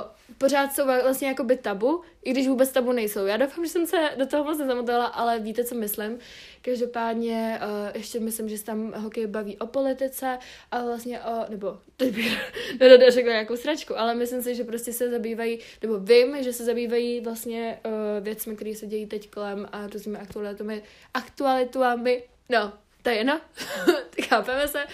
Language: Czech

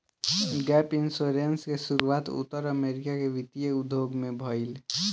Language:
Bhojpuri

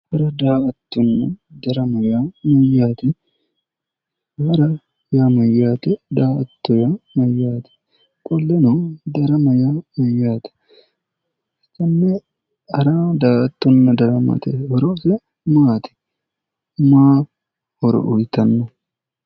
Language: Sidamo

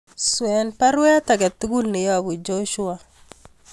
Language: Kalenjin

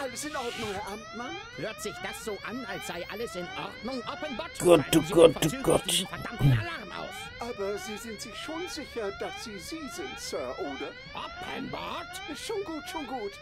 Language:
German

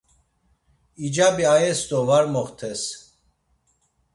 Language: Laz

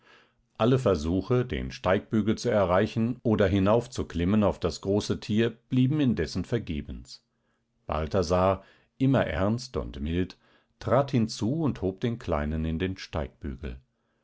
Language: German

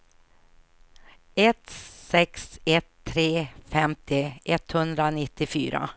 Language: Swedish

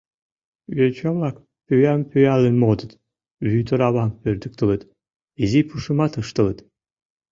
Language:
Mari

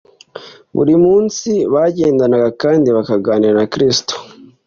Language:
Kinyarwanda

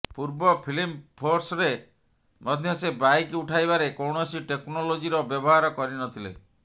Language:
Odia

